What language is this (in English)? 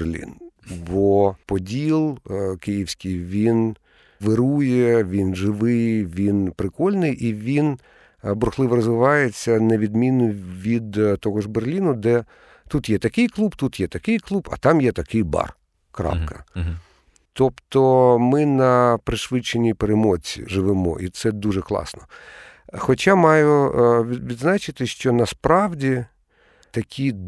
Ukrainian